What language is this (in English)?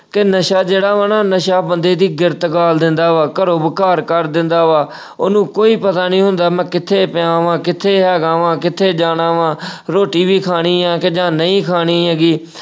Punjabi